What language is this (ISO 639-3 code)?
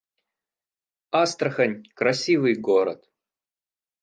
rus